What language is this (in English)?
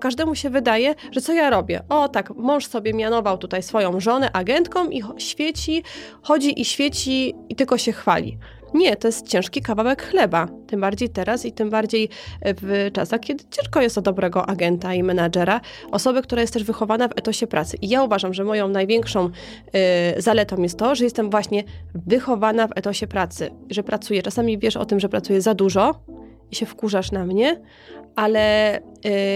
Polish